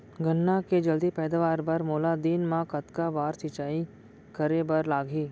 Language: Chhattisgarhi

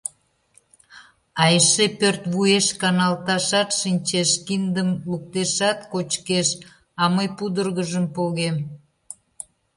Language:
Mari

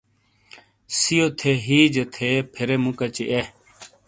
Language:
Shina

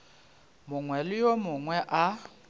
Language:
Northern Sotho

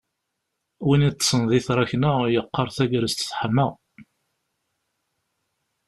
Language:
Kabyle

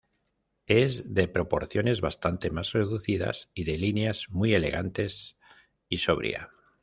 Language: Spanish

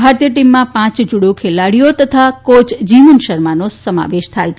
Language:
Gujarati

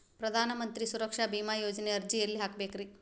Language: Kannada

